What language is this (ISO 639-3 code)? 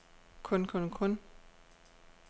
dan